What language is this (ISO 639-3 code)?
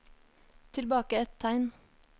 nor